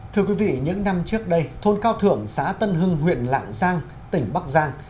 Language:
Vietnamese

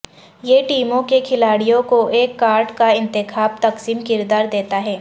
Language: Urdu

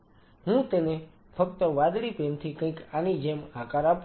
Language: Gujarati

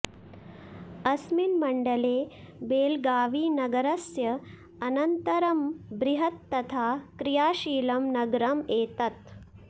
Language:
Sanskrit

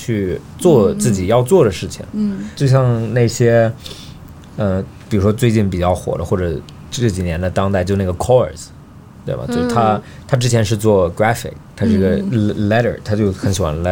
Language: Chinese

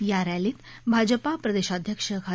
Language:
Marathi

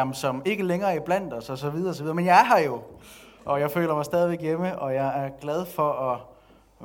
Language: Danish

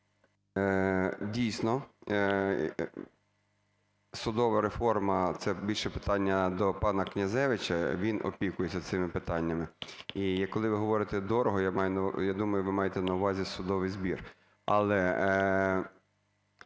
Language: Ukrainian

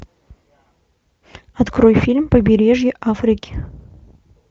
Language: Russian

